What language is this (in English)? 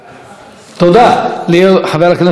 Hebrew